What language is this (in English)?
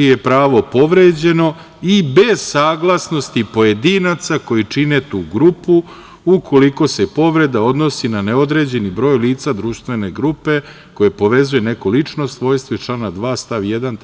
Serbian